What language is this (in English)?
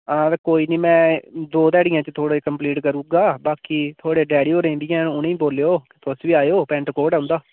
Dogri